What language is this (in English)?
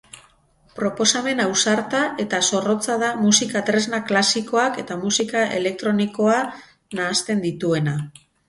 Basque